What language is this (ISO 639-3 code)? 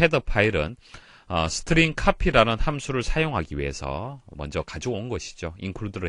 kor